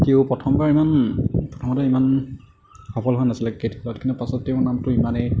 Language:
Assamese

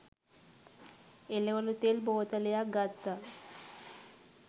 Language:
Sinhala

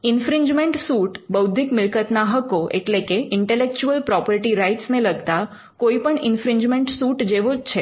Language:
Gujarati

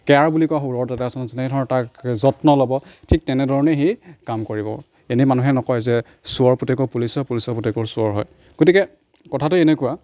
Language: Assamese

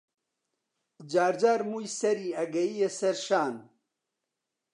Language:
Central Kurdish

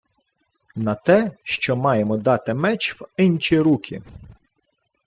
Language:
Ukrainian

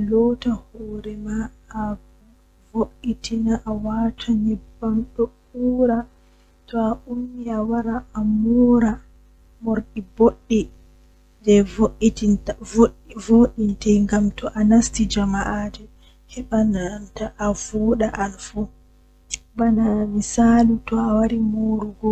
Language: Western Niger Fulfulde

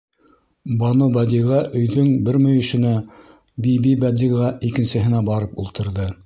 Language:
Bashkir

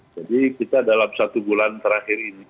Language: Indonesian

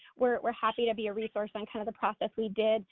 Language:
English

